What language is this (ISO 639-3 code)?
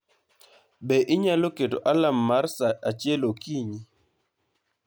luo